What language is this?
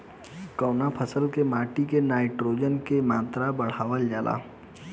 Bhojpuri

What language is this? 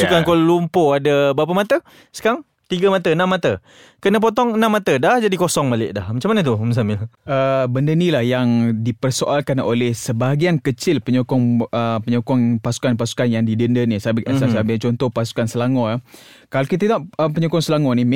Malay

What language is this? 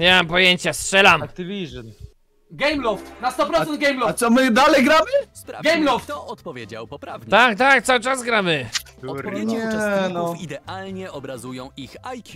Polish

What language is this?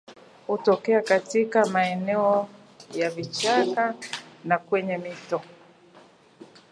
Swahili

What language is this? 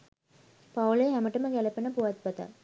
Sinhala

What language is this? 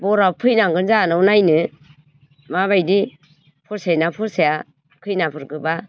Bodo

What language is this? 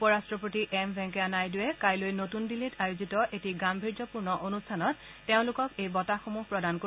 Assamese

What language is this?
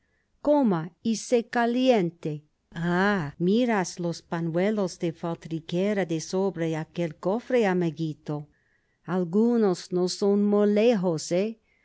Spanish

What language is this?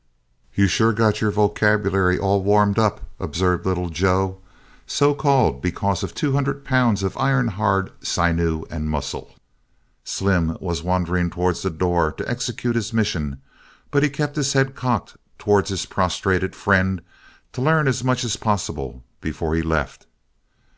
English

